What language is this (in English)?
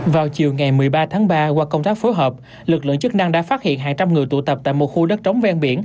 Vietnamese